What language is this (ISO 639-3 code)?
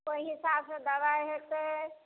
mai